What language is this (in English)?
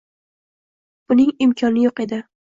Uzbek